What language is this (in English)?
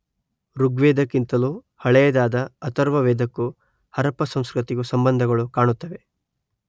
Kannada